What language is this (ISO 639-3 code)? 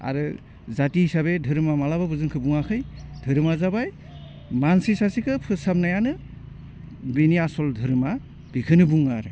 brx